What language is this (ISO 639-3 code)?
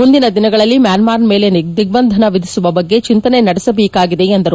kan